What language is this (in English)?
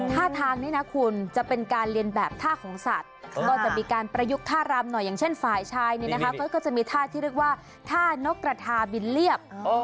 Thai